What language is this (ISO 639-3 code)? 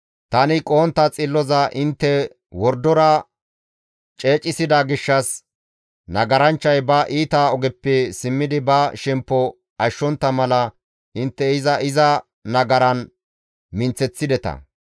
gmv